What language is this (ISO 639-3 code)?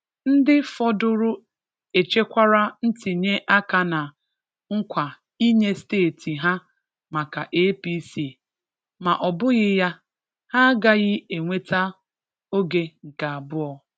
ibo